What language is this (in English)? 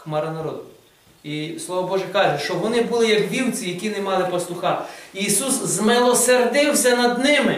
Ukrainian